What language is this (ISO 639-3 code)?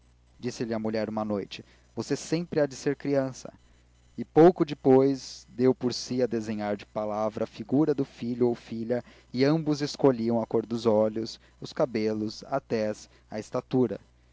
por